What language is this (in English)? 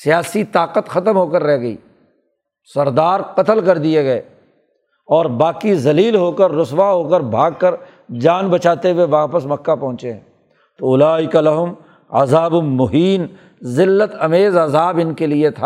Urdu